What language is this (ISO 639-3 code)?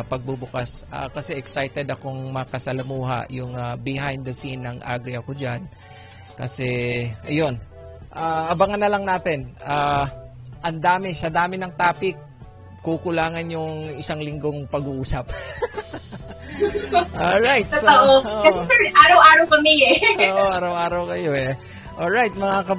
fil